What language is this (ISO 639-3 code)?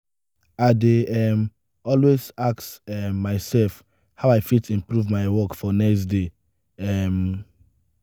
pcm